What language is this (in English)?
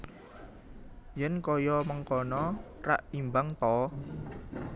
Javanese